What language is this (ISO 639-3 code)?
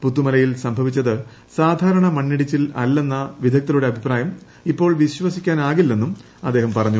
mal